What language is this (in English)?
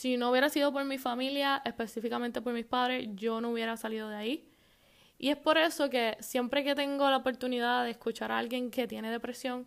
Spanish